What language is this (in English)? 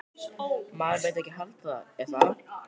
Icelandic